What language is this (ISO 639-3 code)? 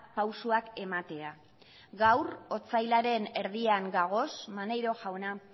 eus